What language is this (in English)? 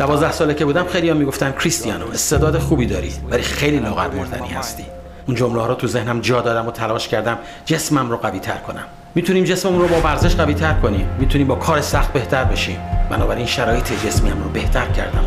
Persian